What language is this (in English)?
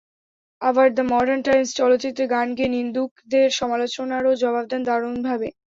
Bangla